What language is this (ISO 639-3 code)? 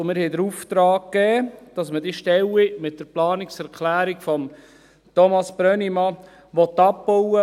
gsw